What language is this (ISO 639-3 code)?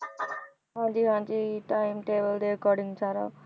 pan